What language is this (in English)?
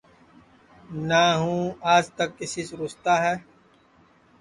Sansi